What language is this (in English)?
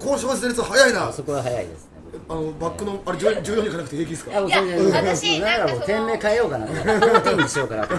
Japanese